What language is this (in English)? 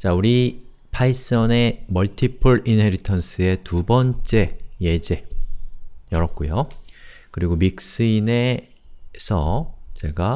Korean